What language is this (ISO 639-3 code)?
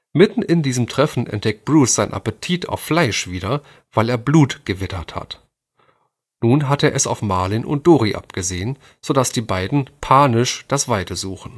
deu